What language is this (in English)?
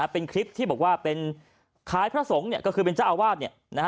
Thai